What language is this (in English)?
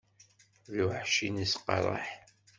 Kabyle